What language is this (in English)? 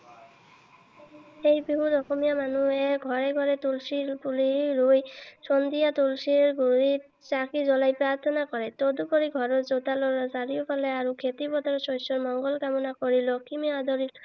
Assamese